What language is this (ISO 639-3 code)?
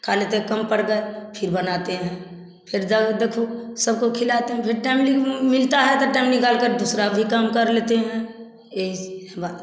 hin